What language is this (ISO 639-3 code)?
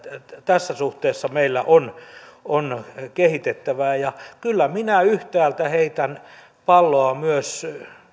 fin